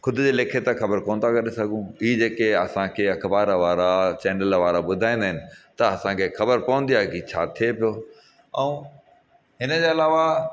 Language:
Sindhi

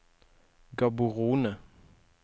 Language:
Norwegian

